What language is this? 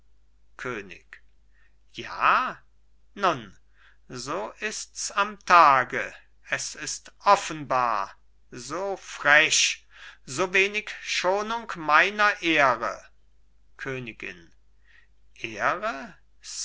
German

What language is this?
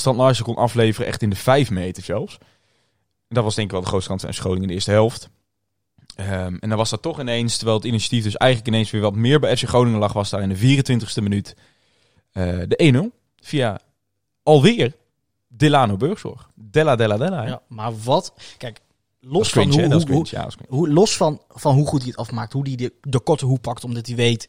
Dutch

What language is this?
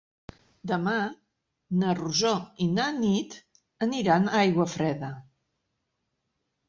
Catalan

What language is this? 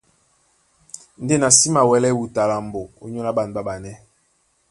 Duala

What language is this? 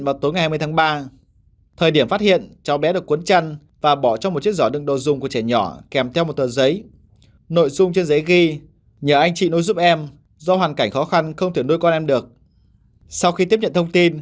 Vietnamese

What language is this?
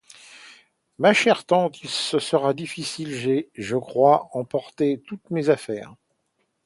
French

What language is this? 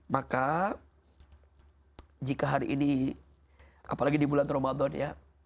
Indonesian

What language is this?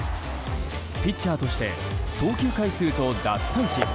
Japanese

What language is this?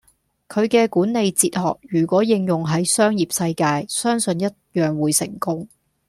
Cantonese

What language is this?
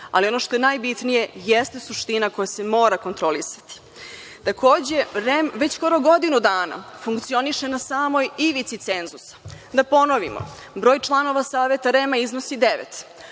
Serbian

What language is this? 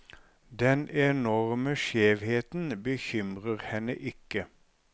Norwegian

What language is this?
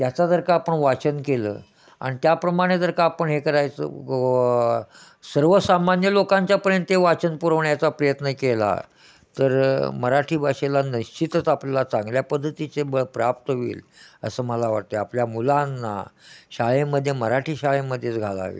Marathi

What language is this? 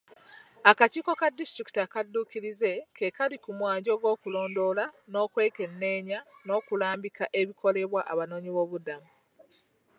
Ganda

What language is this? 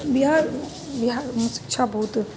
Maithili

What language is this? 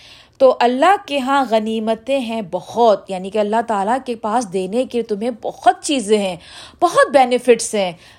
Urdu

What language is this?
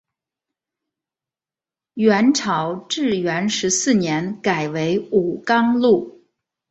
Chinese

